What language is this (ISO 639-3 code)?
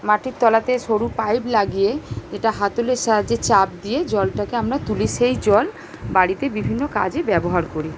ben